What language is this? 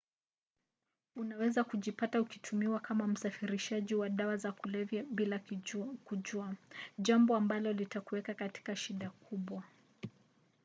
Swahili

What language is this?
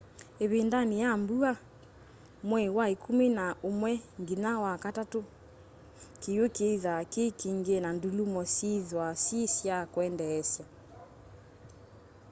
Kamba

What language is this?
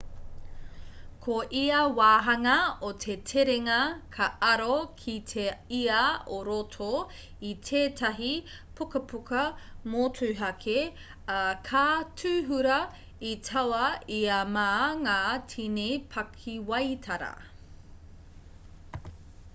Māori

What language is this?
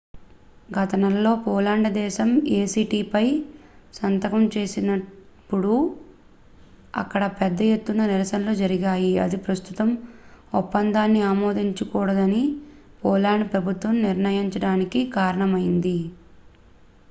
Telugu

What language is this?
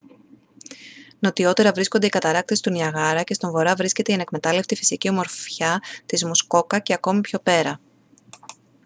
Greek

